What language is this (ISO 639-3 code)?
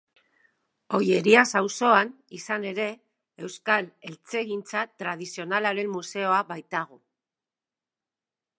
eus